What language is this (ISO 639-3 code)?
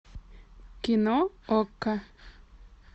rus